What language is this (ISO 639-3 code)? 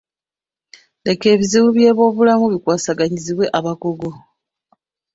lug